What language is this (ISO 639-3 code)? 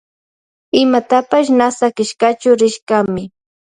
qvj